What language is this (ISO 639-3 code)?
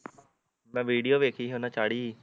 pan